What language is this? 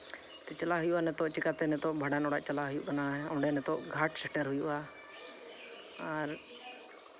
Santali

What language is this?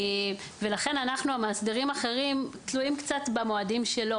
Hebrew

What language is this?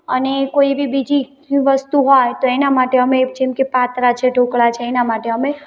Gujarati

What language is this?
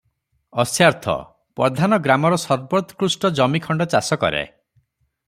Odia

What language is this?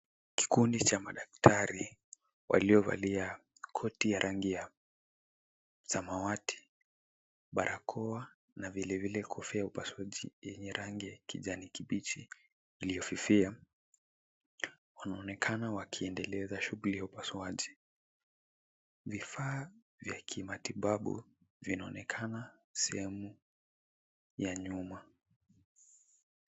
Swahili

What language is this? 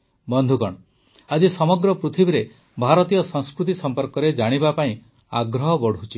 Odia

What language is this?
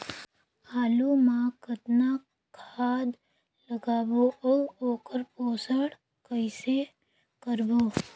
Chhattisgarhi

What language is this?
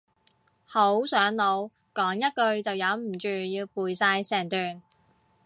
Cantonese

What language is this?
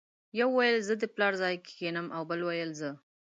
Pashto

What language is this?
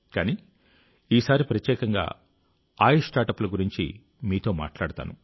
Telugu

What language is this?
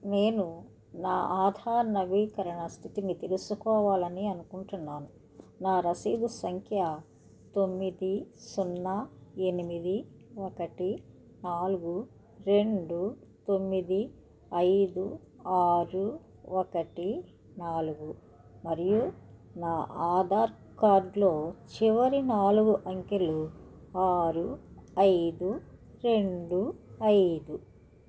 Telugu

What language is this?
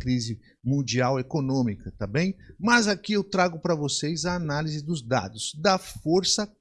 Portuguese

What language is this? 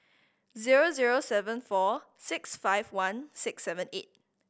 English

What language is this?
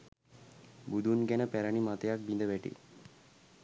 Sinhala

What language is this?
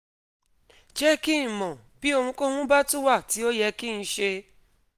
Yoruba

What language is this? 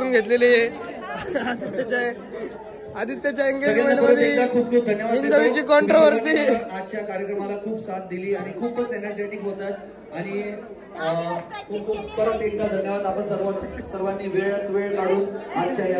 Hindi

